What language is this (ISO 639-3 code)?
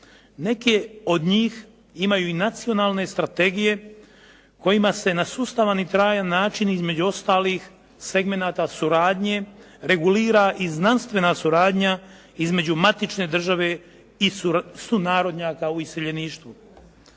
hrv